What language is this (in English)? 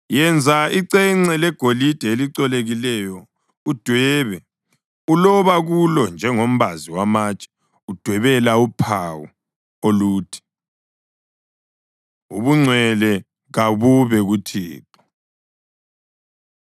North Ndebele